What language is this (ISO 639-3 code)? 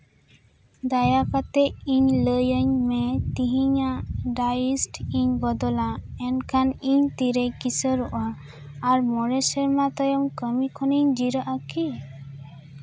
sat